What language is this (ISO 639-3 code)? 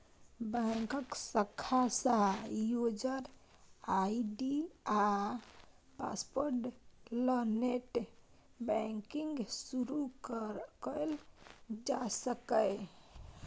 mai